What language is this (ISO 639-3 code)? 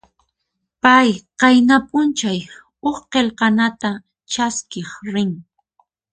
qxp